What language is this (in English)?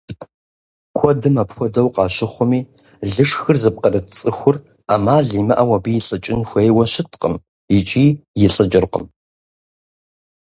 Kabardian